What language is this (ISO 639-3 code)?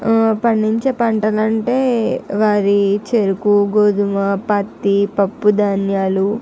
tel